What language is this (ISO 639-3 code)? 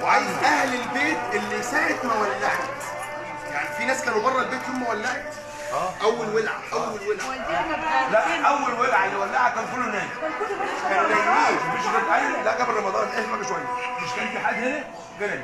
ara